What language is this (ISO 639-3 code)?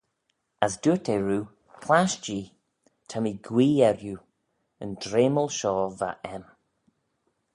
glv